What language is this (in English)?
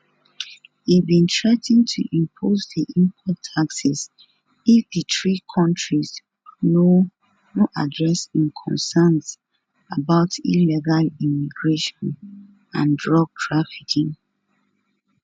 Nigerian Pidgin